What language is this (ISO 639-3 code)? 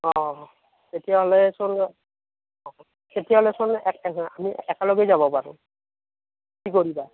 asm